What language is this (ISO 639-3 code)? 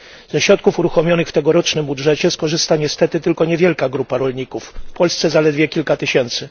pol